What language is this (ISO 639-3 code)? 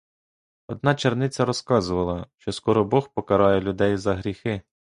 ukr